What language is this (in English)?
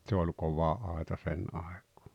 Finnish